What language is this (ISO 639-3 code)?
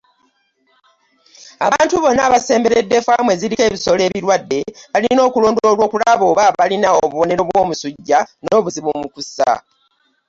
lug